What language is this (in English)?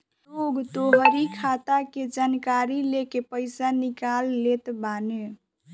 Bhojpuri